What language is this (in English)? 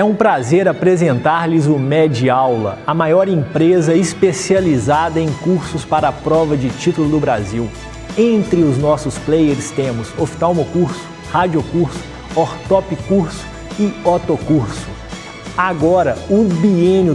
Portuguese